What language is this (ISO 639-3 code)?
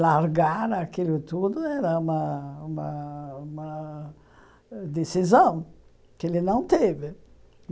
por